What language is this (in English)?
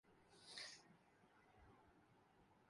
Urdu